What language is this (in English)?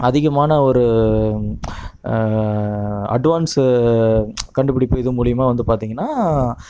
Tamil